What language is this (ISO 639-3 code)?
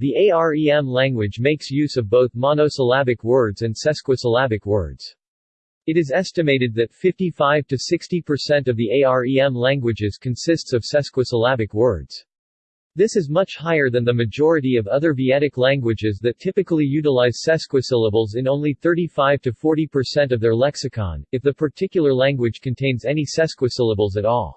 eng